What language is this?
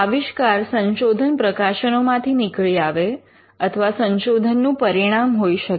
Gujarati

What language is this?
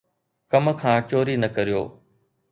Sindhi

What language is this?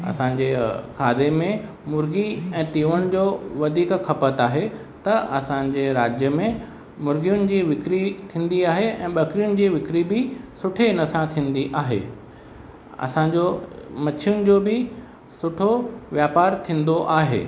Sindhi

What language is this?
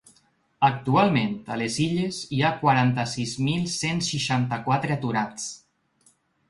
Catalan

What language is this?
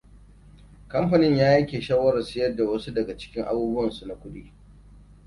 Hausa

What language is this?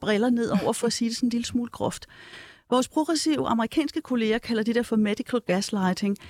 Danish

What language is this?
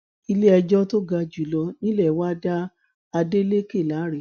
Yoruba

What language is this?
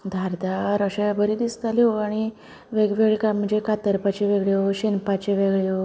Konkani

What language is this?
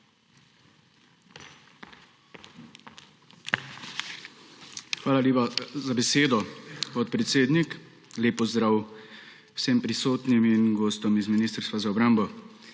Slovenian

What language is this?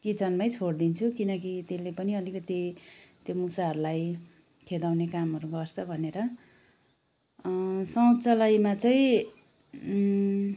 Nepali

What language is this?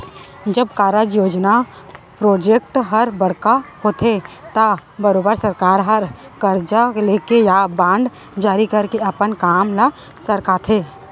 Chhattisgarhi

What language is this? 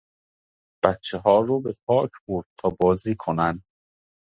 Persian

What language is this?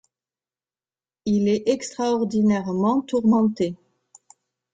French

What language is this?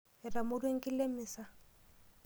Masai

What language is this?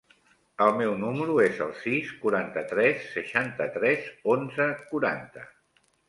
Catalan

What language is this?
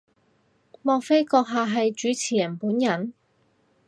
Cantonese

